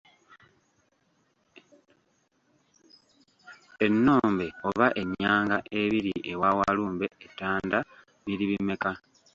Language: Ganda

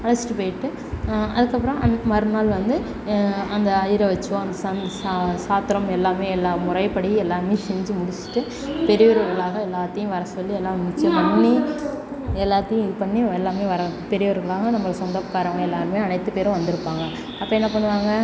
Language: Tamil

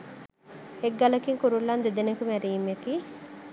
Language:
Sinhala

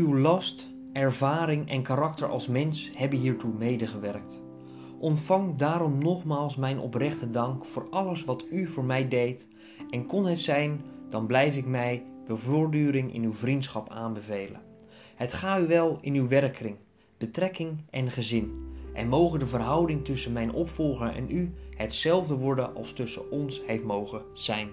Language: Dutch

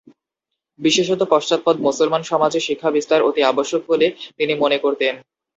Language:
Bangla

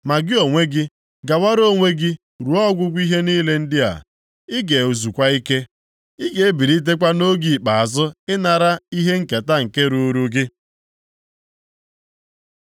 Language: Igbo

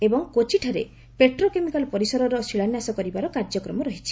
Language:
Odia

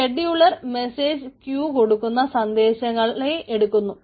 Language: Malayalam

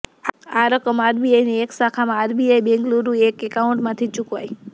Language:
Gujarati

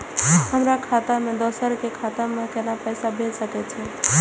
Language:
Maithili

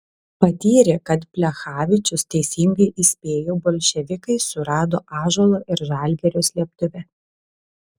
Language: Lithuanian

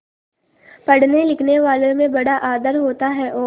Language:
Hindi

